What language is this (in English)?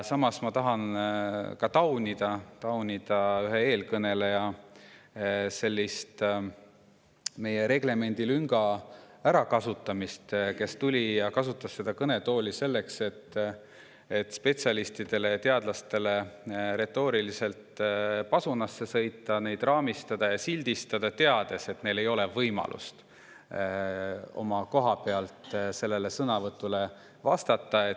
Estonian